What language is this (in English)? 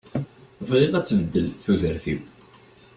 Kabyle